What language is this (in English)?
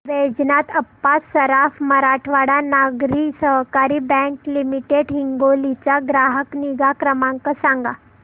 Marathi